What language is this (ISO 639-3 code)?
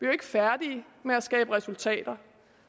dan